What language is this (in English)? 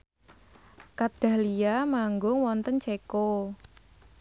Javanese